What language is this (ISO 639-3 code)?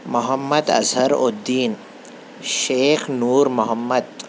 urd